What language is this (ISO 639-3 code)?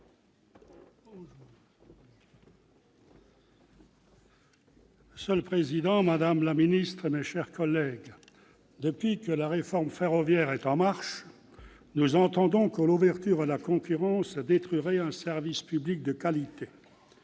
fra